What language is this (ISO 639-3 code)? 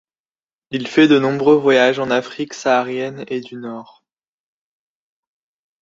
fra